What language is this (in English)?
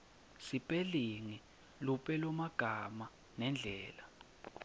Swati